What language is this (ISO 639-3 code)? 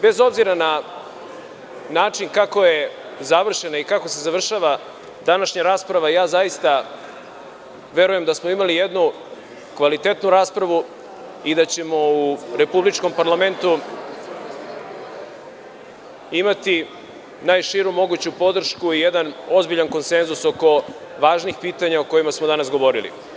srp